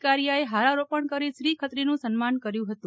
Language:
Gujarati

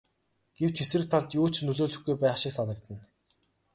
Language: Mongolian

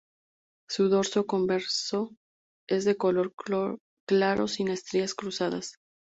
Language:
Spanish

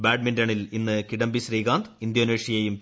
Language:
Malayalam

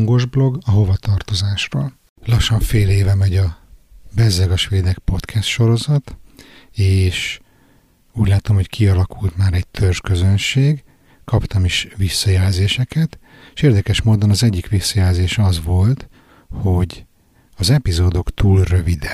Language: Hungarian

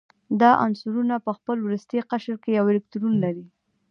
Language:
Pashto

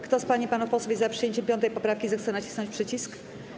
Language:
Polish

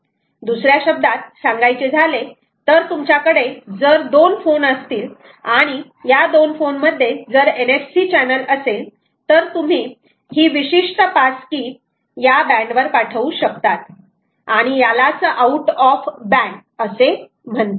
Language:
Marathi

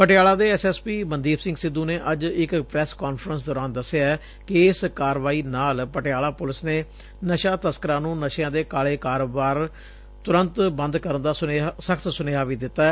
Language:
Punjabi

